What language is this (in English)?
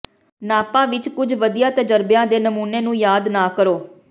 Punjabi